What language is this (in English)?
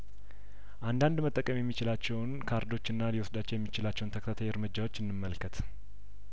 Amharic